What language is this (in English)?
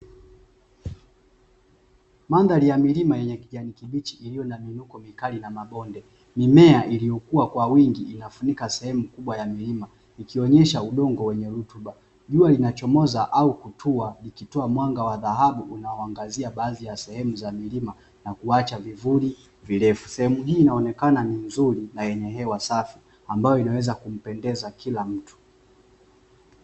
Swahili